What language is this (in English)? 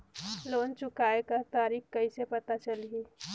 Chhattisgarhi